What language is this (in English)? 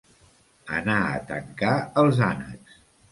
Catalan